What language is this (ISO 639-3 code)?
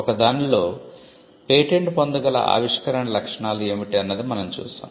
tel